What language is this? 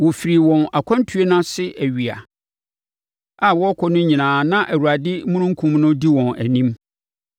Akan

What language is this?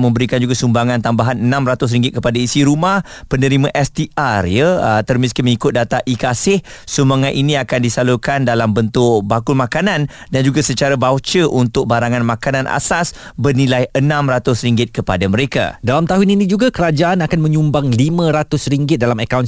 Malay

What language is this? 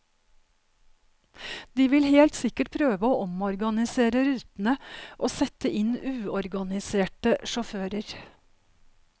Norwegian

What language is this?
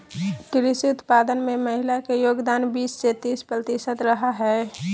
Magahi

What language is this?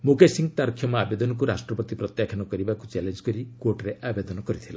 Odia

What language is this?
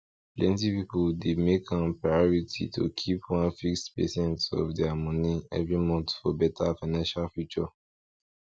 Nigerian Pidgin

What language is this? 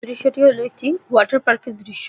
Bangla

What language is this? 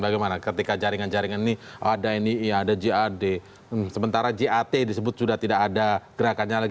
Indonesian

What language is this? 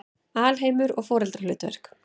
Icelandic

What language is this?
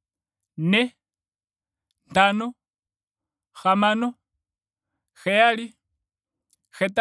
Ndonga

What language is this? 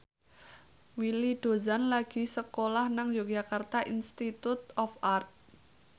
Javanese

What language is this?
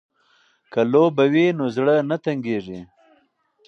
Pashto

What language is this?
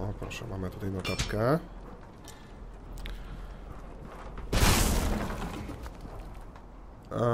Polish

